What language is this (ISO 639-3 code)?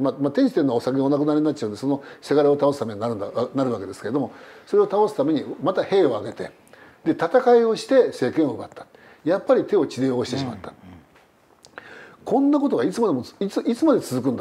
jpn